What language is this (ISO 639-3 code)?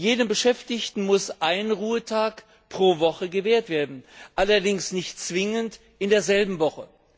deu